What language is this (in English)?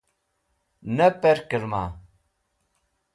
Wakhi